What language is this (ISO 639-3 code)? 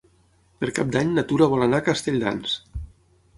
cat